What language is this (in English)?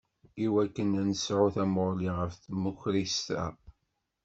Kabyle